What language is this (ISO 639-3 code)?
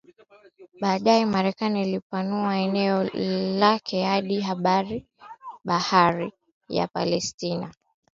swa